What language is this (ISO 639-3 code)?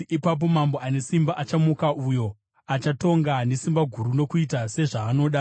sna